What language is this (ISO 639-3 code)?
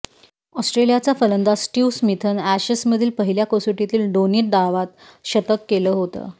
mar